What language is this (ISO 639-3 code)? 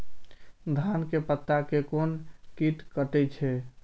mai